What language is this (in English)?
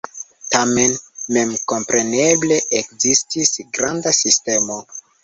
Esperanto